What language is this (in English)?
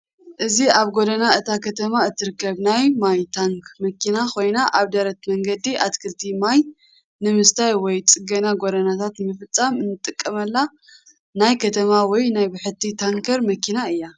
Tigrinya